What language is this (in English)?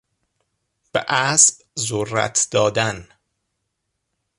Persian